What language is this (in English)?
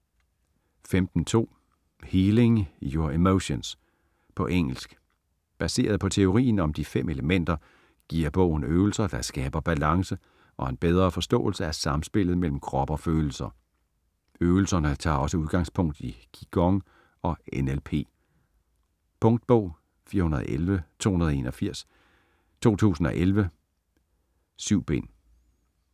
Danish